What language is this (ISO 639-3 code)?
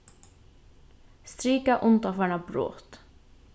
fao